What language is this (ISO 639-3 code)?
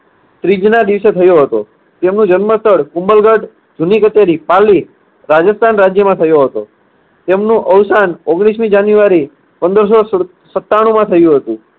guj